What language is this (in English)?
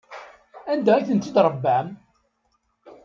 Kabyle